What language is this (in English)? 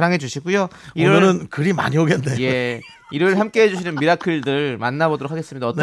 Korean